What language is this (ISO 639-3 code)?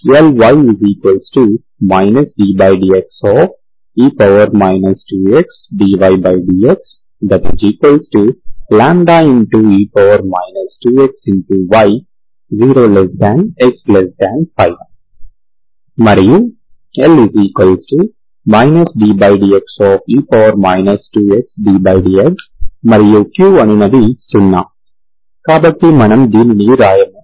tel